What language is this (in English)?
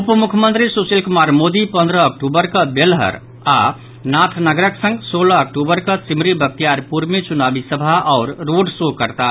Maithili